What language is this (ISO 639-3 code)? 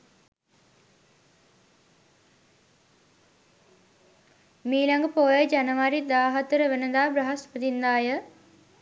sin